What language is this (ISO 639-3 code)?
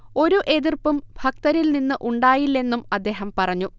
mal